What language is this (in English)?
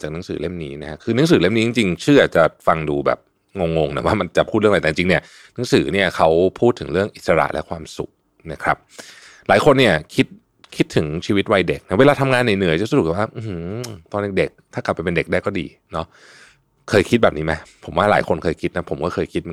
Thai